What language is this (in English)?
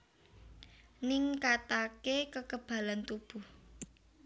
Javanese